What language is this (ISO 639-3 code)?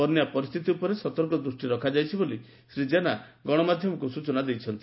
ori